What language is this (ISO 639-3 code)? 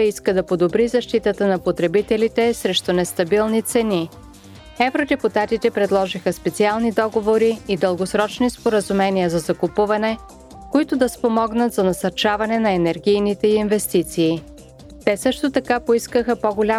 bul